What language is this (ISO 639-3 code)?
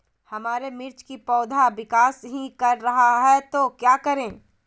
mag